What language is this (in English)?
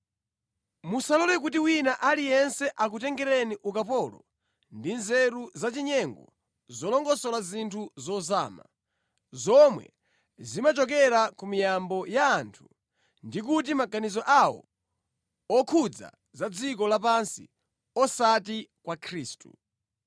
Nyanja